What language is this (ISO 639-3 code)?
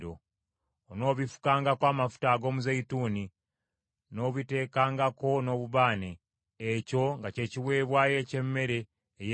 lug